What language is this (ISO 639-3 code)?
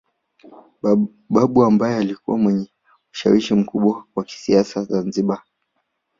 swa